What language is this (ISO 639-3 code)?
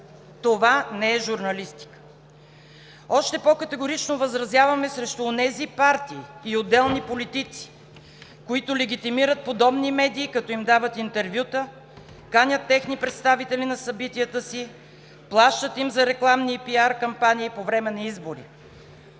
bul